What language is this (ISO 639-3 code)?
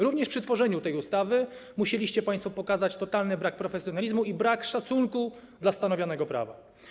pol